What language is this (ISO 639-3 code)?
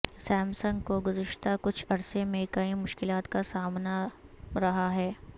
urd